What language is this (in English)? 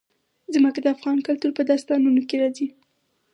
Pashto